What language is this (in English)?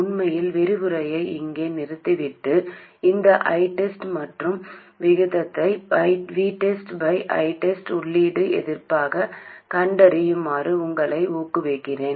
Tamil